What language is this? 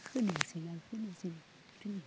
Bodo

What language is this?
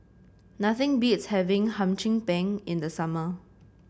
English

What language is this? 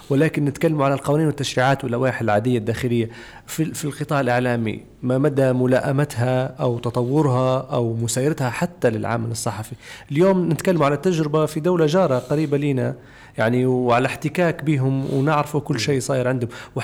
Arabic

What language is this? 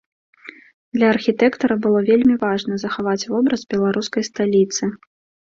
Belarusian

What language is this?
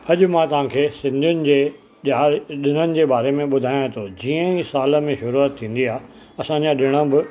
Sindhi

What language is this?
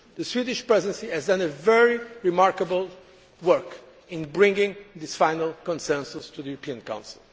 English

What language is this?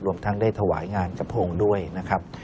Thai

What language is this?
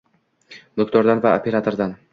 Uzbek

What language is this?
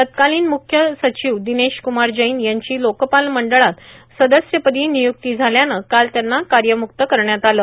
Marathi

